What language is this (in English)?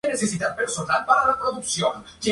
Spanish